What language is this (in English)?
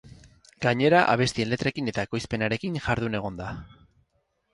Basque